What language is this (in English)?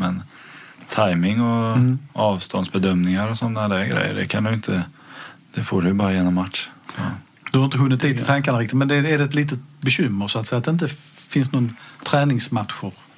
Swedish